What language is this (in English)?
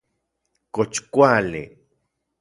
Central Puebla Nahuatl